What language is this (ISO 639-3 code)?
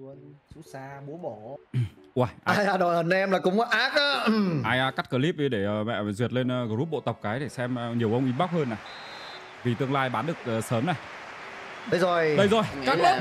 vie